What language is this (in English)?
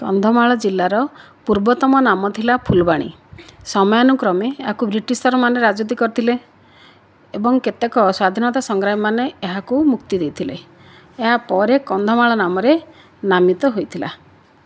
Odia